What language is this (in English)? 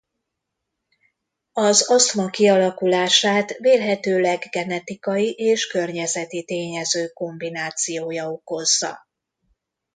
Hungarian